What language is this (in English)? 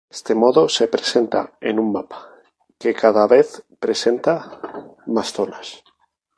Spanish